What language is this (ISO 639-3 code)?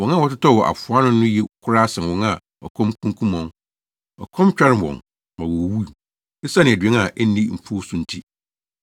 aka